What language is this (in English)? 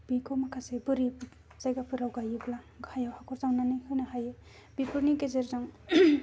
Bodo